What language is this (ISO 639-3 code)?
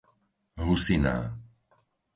slk